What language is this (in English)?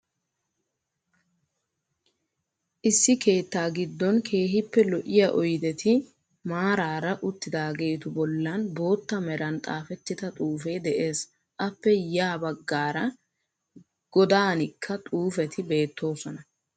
Wolaytta